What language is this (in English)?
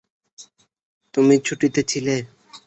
Bangla